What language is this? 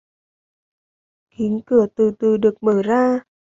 Vietnamese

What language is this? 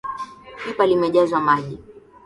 Swahili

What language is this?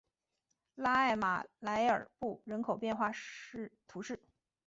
Chinese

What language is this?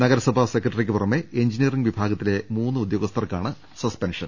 Malayalam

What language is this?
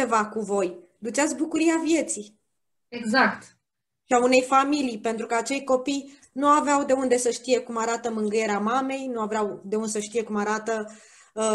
Romanian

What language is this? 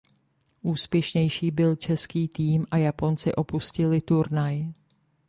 Czech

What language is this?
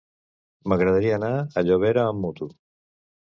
Catalan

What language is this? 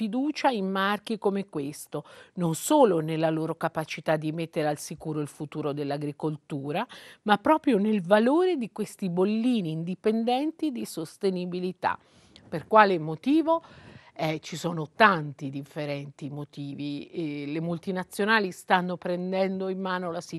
Italian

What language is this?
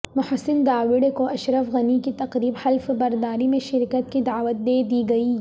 Urdu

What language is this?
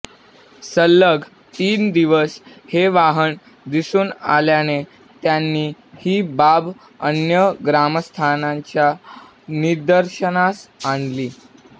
Marathi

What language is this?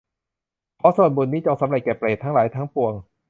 Thai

